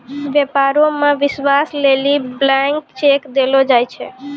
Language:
Maithili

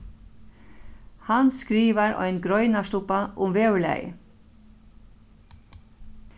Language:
Faroese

